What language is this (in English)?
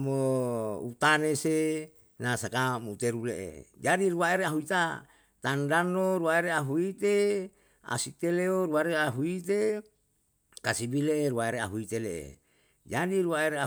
Yalahatan